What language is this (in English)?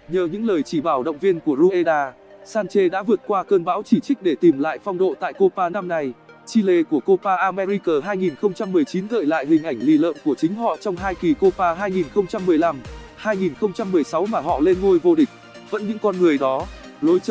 Vietnamese